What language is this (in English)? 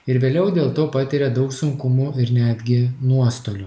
Lithuanian